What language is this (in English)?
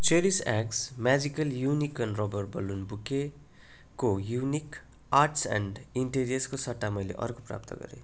Nepali